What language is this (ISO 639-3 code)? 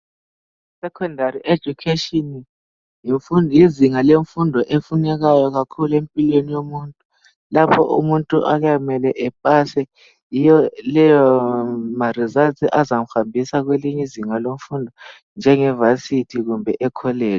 nde